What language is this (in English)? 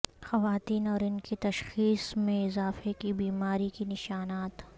Urdu